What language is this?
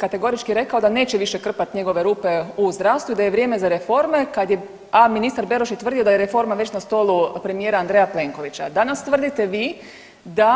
Croatian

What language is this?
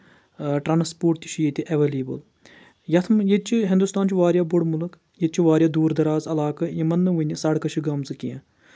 Kashmiri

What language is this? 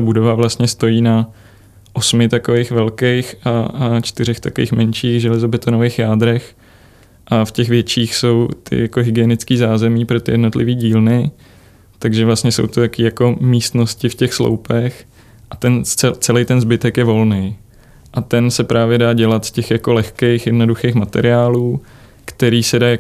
Czech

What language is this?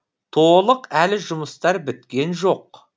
Kazakh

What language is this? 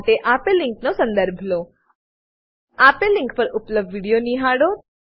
Gujarati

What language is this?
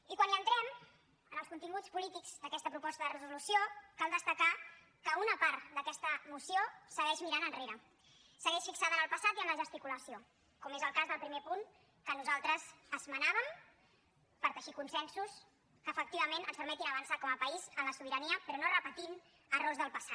Catalan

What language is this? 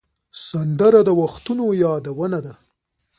Pashto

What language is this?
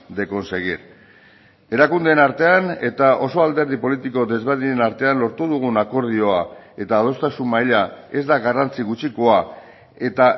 Basque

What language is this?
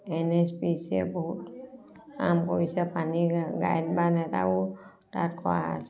Assamese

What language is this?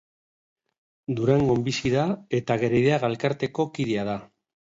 Basque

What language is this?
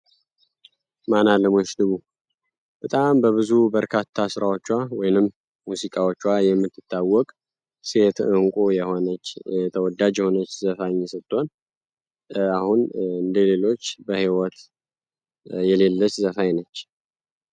Amharic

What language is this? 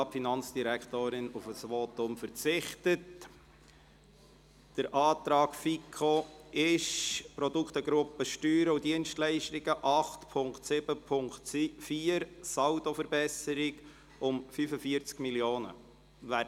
Swiss German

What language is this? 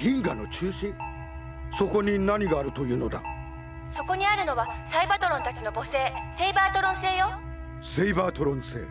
Japanese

